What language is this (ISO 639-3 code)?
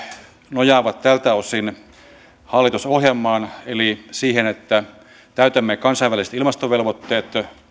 fin